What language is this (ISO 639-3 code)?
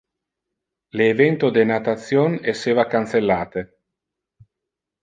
ina